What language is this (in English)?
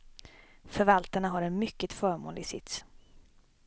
Swedish